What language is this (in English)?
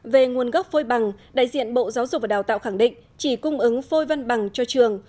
Vietnamese